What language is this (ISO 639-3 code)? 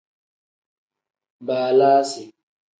kdh